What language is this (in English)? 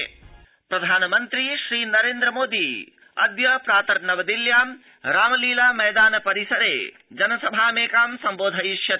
Sanskrit